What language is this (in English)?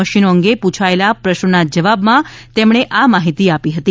Gujarati